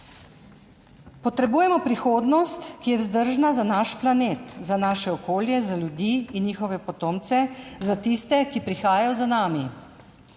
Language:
Slovenian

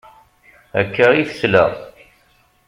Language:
Kabyle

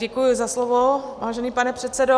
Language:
Czech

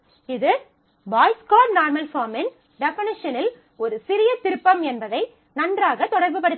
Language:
Tamil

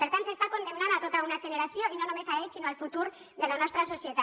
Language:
Catalan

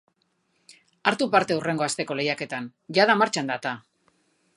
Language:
Basque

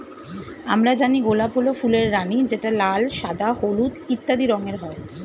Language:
Bangla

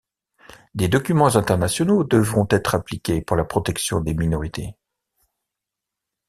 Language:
French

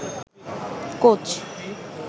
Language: Bangla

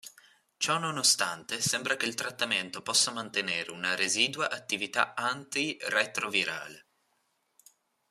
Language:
Italian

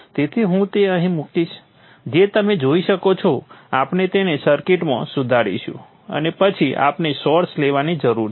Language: Gujarati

